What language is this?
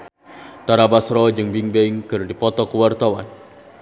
Sundanese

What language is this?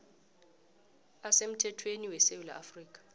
South Ndebele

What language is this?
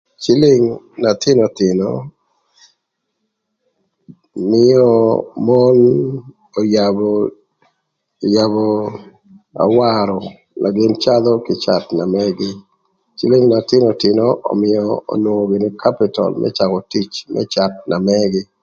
Thur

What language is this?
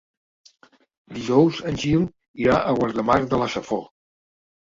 Catalan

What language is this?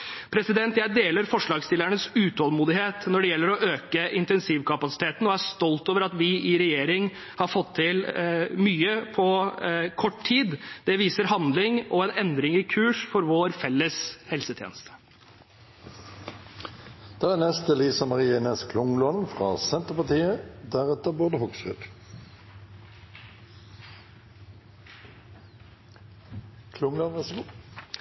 Norwegian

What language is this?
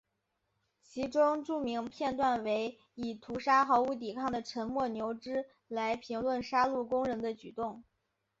Chinese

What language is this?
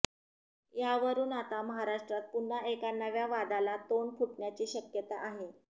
Marathi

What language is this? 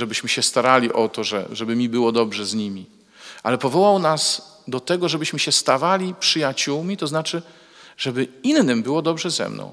Polish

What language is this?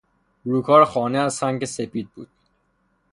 Persian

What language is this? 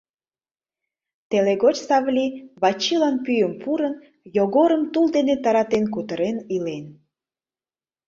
Mari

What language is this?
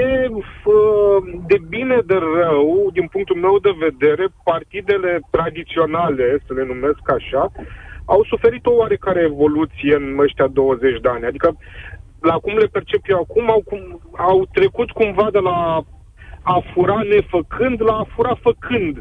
Romanian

